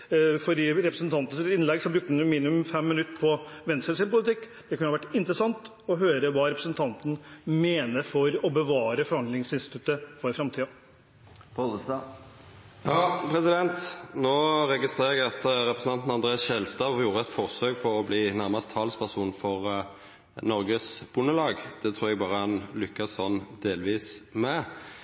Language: Norwegian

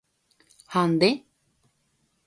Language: Guarani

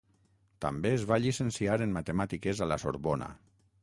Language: Catalan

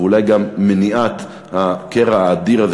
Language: Hebrew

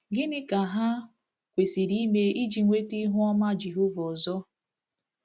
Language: Igbo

